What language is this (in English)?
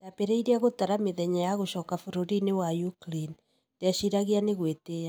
Kikuyu